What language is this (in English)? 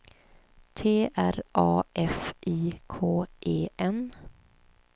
Swedish